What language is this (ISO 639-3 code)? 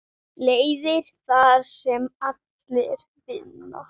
isl